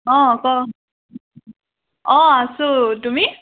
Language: Assamese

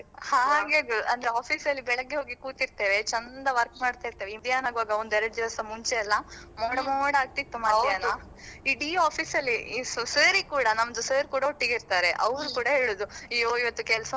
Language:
Kannada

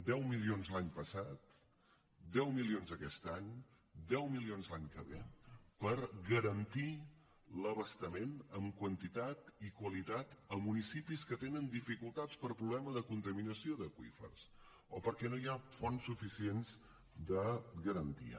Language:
Catalan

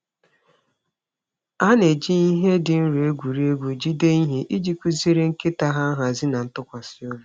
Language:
Igbo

